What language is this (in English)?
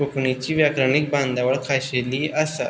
Konkani